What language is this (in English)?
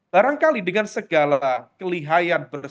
Indonesian